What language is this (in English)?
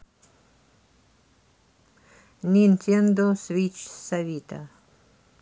Russian